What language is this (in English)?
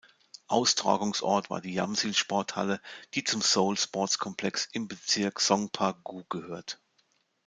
German